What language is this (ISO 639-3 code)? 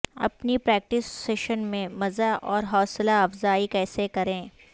urd